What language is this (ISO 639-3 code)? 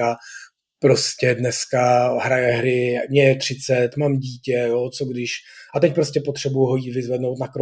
ces